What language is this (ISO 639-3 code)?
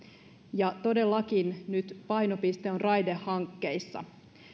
fin